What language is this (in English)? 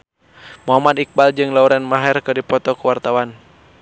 Sundanese